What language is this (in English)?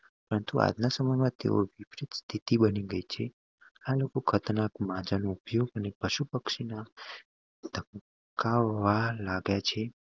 Gujarati